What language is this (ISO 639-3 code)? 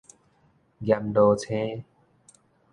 nan